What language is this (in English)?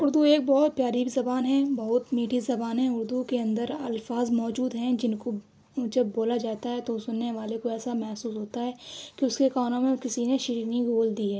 Urdu